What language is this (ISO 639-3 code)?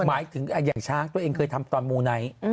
tha